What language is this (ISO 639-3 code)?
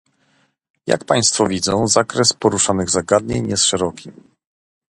pol